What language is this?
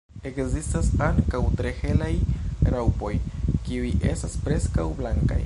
Esperanto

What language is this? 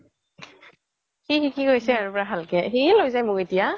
Assamese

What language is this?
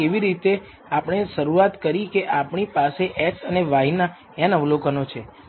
Gujarati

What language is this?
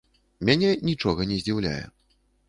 Belarusian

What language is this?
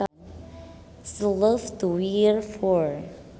Sundanese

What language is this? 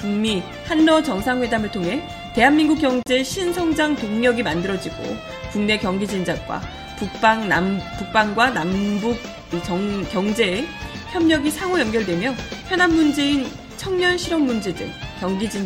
Korean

